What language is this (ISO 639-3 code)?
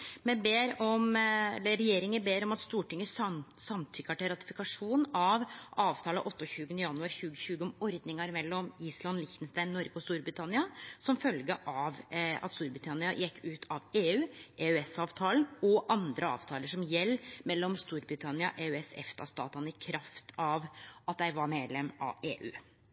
nno